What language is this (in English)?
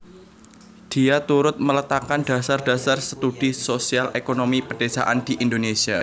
Javanese